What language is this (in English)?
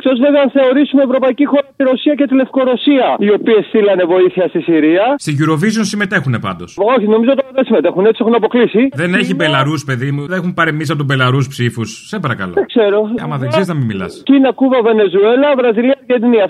Greek